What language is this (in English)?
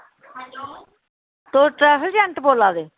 Dogri